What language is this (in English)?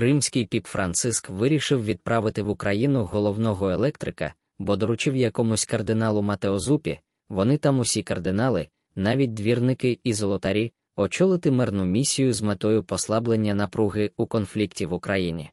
Ukrainian